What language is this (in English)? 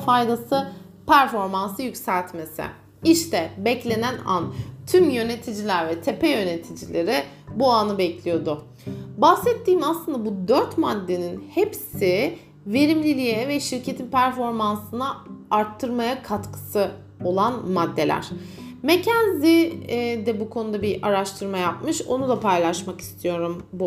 Turkish